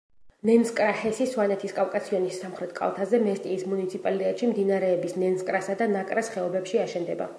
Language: Georgian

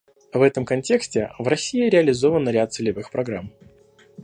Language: Russian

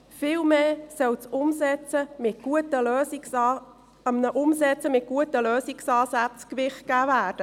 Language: Swiss German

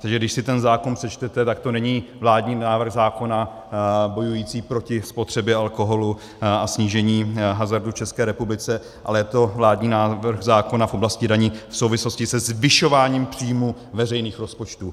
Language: Czech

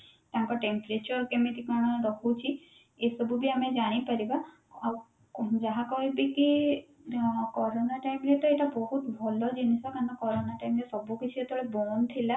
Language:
Odia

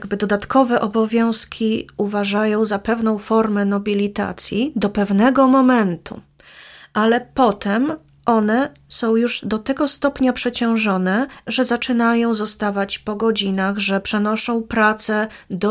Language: Polish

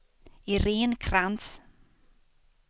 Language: Swedish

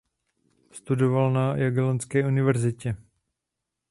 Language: Czech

